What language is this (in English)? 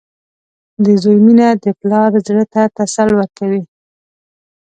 Pashto